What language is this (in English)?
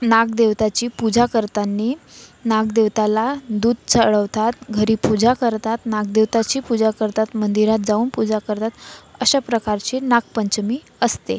Marathi